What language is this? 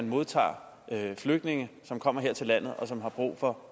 Danish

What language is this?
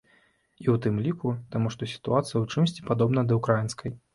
Belarusian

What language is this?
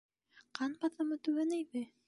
Bashkir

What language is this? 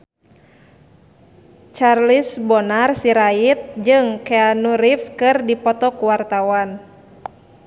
Sundanese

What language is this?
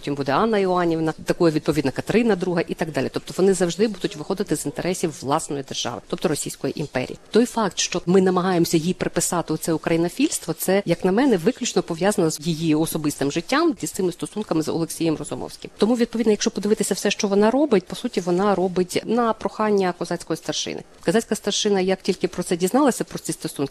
Ukrainian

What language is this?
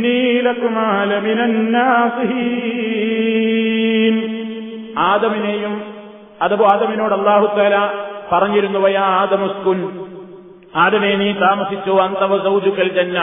Malayalam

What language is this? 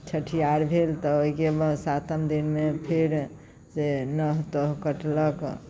Maithili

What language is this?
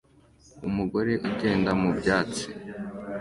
Kinyarwanda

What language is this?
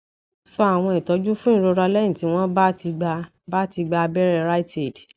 Yoruba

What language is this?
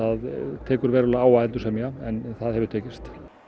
Icelandic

